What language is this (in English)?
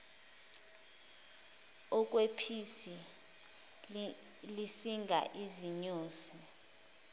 Zulu